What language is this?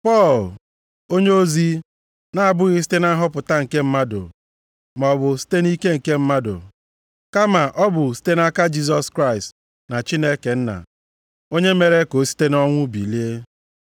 Igbo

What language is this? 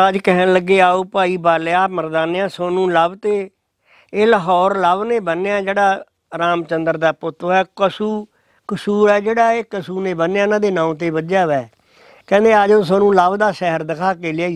Punjabi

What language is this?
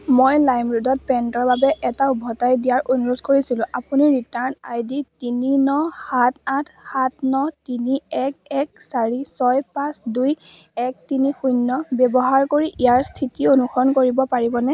Assamese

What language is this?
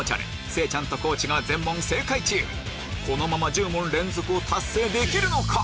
Japanese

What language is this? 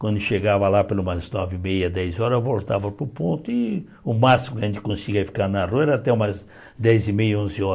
Portuguese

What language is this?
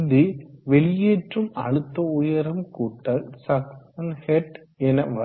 Tamil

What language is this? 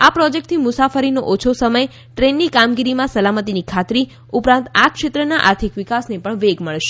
Gujarati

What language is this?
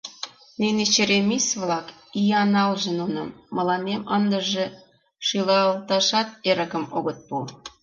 Mari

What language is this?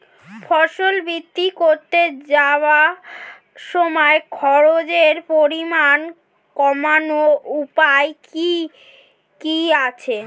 Bangla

